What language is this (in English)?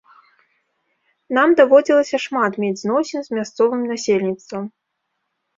Belarusian